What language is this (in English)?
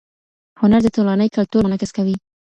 Pashto